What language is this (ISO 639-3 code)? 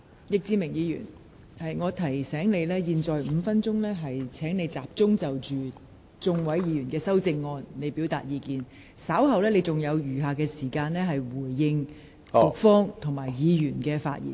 yue